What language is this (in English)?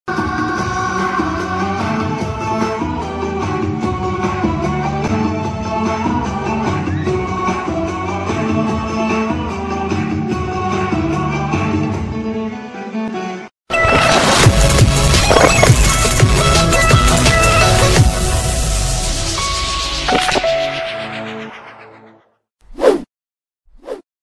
Turkish